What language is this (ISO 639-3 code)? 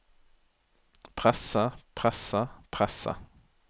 nor